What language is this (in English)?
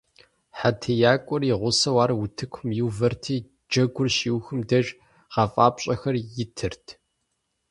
Kabardian